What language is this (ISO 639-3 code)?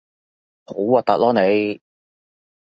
yue